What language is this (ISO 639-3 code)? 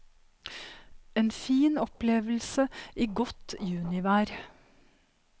nor